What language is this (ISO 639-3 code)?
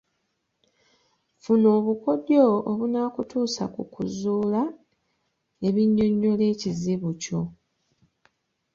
lug